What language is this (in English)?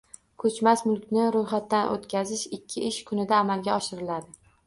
Uzbek